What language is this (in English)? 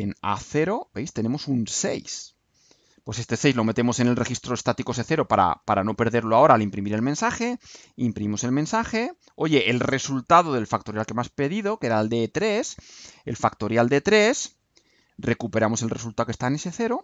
Spanish